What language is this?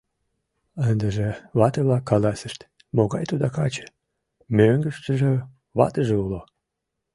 Mari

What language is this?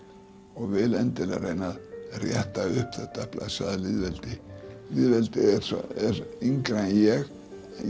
Icelandic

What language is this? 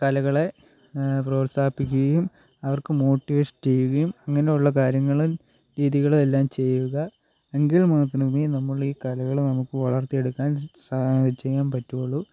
Malayalam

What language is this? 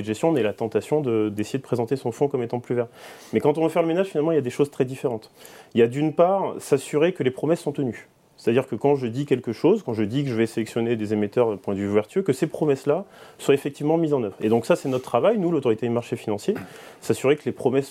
French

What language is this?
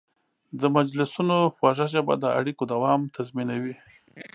Pashto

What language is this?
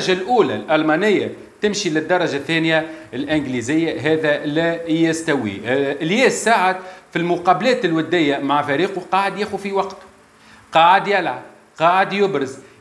Arabic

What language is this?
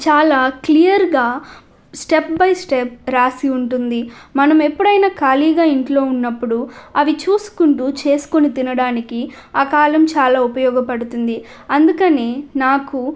Telugu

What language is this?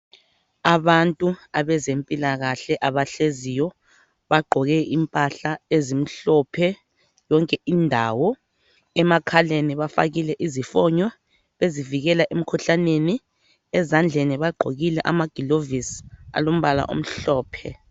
North Ndebele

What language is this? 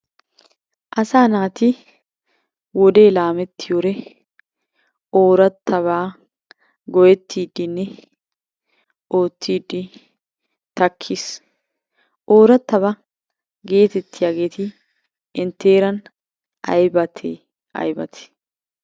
Wolaytta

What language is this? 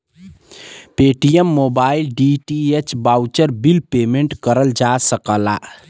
Bhojpuri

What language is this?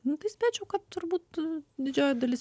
Lithuanian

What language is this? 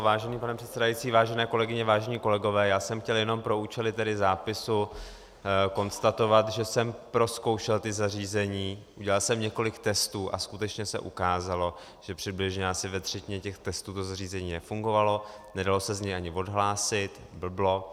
Czech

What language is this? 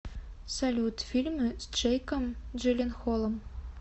Russian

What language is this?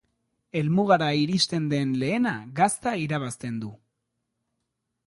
Basque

